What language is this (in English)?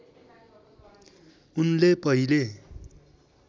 Nepali